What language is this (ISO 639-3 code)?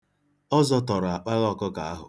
ibo